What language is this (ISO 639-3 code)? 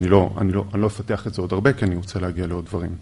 heb